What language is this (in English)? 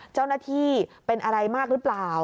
Thai